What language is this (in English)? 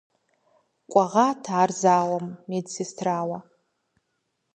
Kabardian